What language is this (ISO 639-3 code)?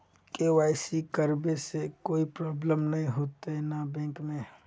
mag